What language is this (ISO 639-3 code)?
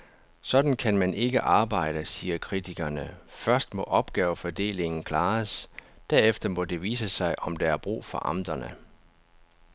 dan